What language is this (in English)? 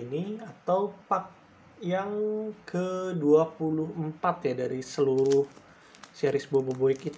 Indonesian